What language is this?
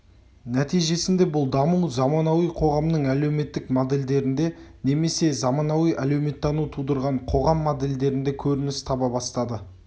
Kazakh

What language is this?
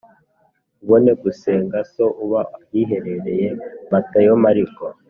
Kinyarwanda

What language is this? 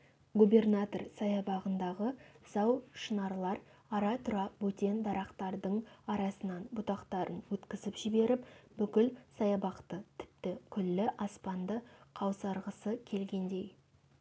Kazakh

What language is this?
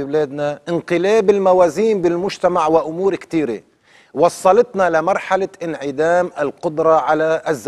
Arabic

